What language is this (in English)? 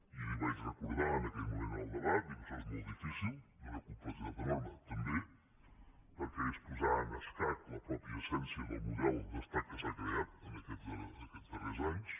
Catalan